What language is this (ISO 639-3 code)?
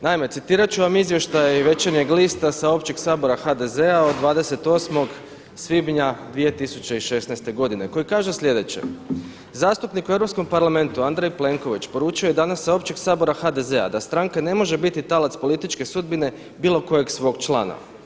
hrv